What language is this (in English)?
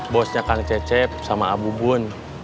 Indonesian